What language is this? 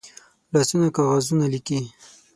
Pashto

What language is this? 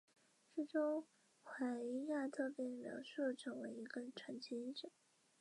Chinese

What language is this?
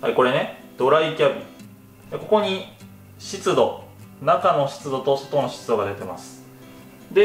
Japanese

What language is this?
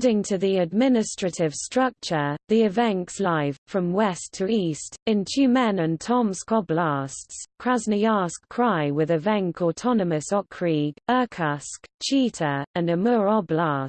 English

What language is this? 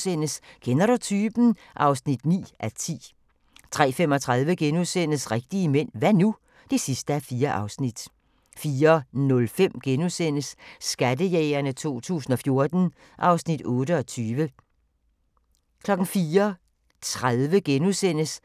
Danish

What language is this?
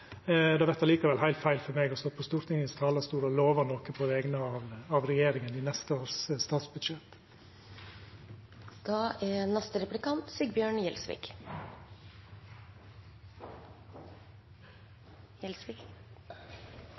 Norwegian Nynorsk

